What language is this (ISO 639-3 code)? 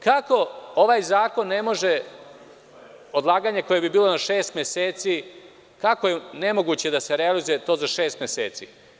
srp